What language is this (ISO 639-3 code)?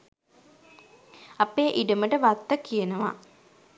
sin